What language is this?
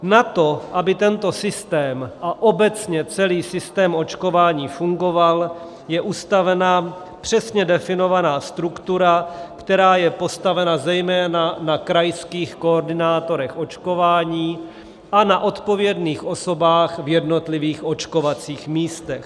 Czech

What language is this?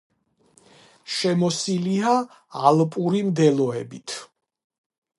Georgian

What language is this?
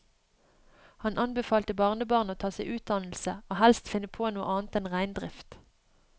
Norwegian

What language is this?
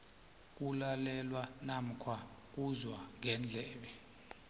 South Ndebele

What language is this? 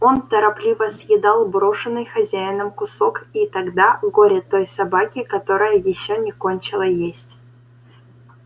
Russian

